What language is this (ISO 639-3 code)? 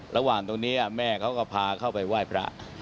tha